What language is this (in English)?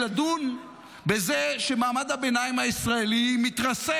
Hebrew